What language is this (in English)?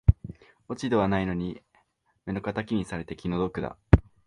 Japanese